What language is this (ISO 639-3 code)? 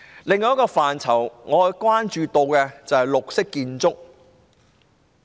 yue